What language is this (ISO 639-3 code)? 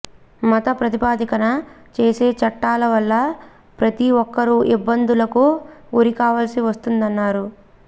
tel